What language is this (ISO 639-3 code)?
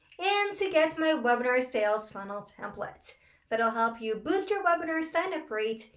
eng